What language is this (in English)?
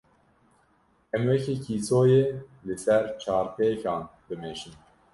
Kurdish